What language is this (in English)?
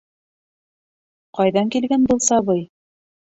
Bashkir